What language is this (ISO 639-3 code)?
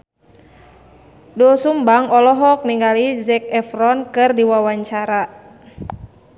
sun